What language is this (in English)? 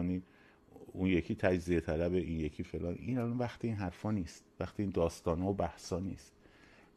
Persian